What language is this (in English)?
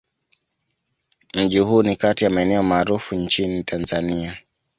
Swahili